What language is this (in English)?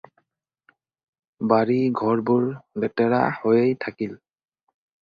Assamese